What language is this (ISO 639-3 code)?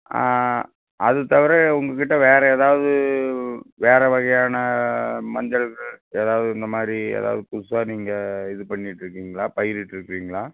tam